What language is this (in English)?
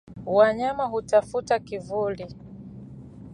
Swahili